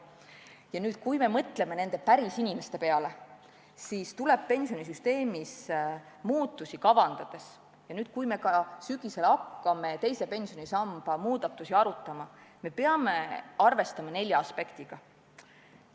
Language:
Estonian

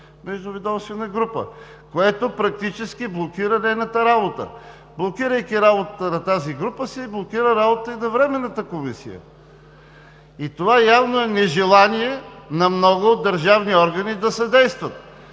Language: Bulgarian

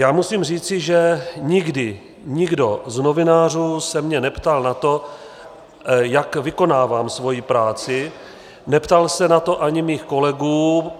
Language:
Czech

